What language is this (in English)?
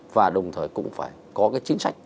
Vietnamese